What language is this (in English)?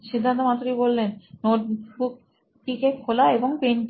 Bangla